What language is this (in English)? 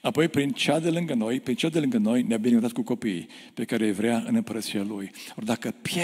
Romanian